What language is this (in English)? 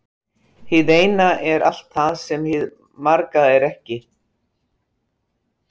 Icelandic